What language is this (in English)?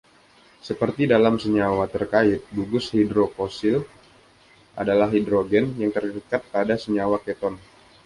Indonesian